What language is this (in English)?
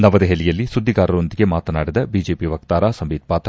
Kannada